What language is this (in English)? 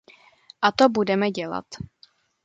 Czech